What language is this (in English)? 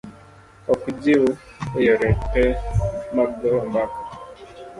Luo (Kenya and Tanzania)